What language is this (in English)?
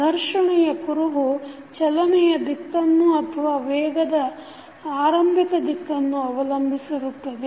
Kannada